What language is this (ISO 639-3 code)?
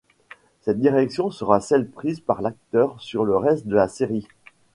fra